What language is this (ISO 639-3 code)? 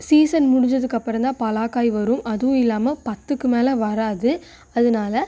tam